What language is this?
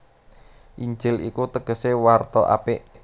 Javanese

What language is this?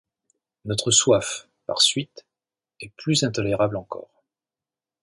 French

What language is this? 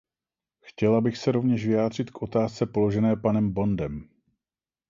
Czech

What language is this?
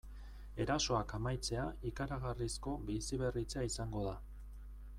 Basque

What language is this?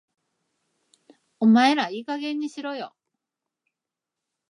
Japanese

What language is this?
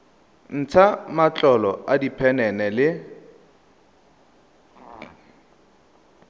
Tswana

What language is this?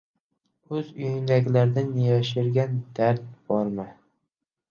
Uzbek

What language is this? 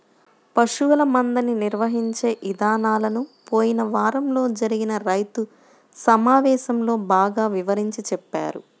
Telugu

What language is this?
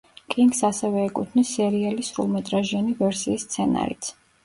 Georgian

